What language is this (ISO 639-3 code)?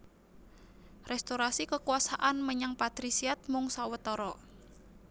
jav